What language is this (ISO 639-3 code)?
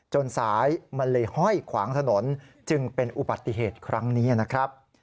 tha